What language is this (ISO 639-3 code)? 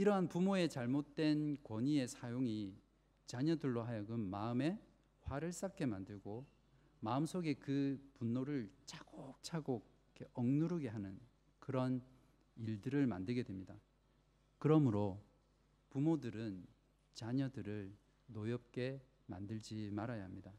kor